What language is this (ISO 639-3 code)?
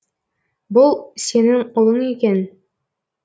kaz